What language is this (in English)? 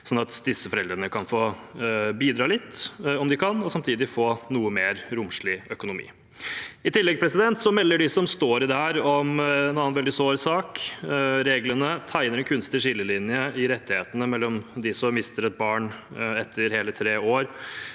Norwegian